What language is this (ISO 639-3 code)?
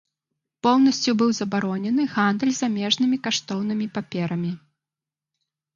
bel